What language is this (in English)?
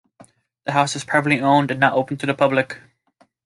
English